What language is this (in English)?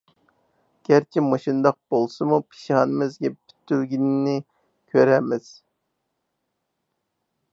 Uyghur